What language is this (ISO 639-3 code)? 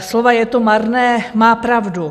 ces